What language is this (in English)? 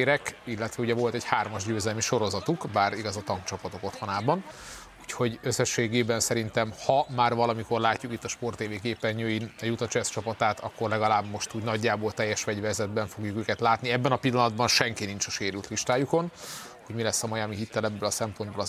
Hungarian